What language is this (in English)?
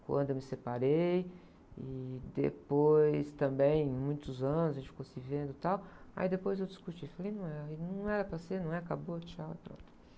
Portuguese